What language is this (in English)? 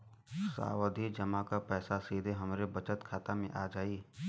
Bhojpuri